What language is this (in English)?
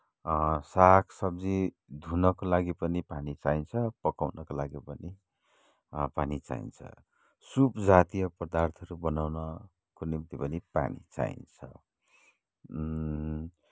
Nepali